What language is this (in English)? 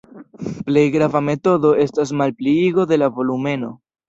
Esperanto